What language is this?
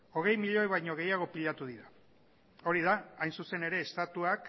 Basque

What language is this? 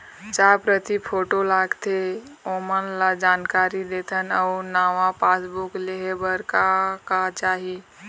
Chhattisgarhi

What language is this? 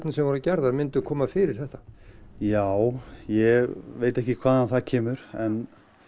Icelandic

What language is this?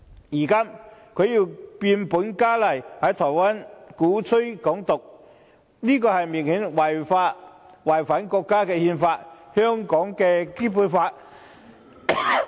Cantonese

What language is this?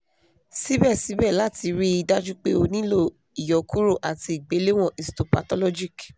Yoruba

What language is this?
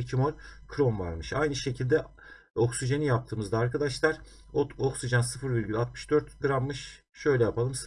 Turkish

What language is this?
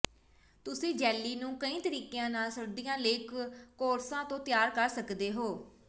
Punjabi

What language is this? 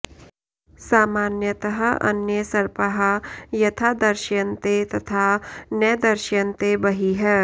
Sanskrit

